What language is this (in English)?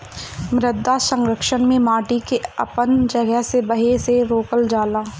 Bhojpuri